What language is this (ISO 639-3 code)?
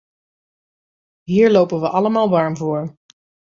nld